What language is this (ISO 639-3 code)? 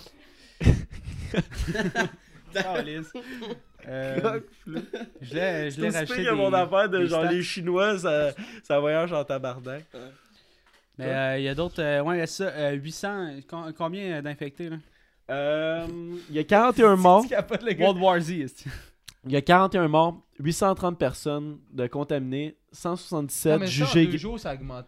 fra